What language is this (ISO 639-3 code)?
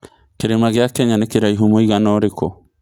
kik